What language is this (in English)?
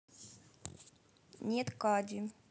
Russian